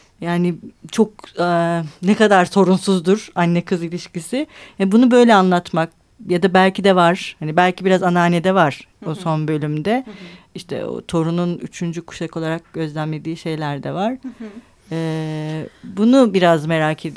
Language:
Turkish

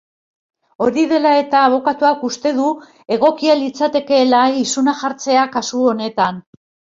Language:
Basque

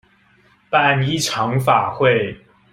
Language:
Chinese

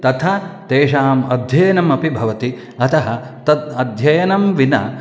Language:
Sanskrit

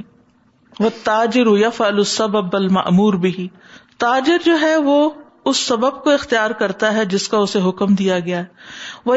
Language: Urdu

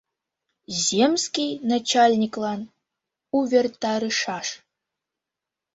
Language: Mari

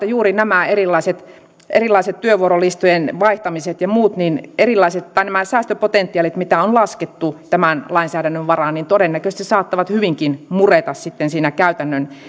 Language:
Finnish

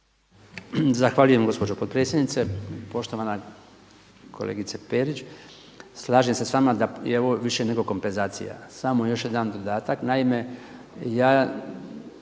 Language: Croatian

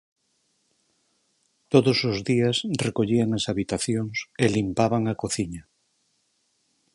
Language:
Galician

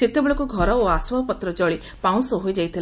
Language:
Odia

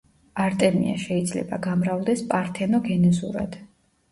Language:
Georgian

